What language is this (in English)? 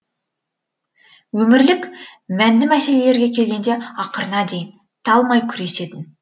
Kazakh